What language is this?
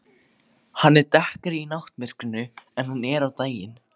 Icelandic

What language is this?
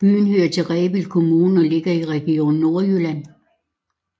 Danish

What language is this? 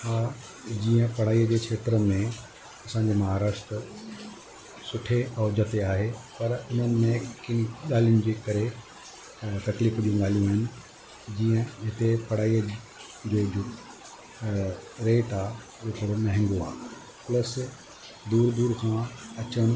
Sindhi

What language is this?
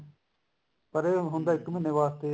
Punjabi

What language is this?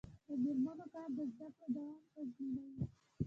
Pashto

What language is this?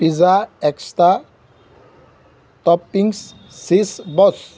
Assamese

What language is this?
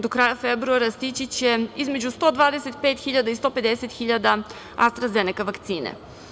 Serbian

